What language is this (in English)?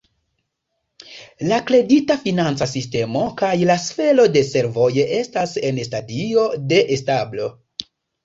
Esperanto